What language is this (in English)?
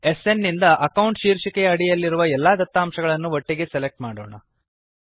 Kannada